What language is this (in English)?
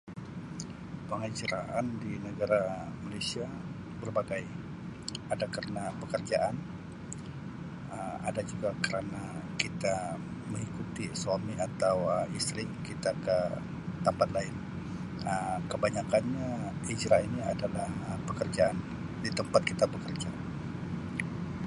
Sabah Malay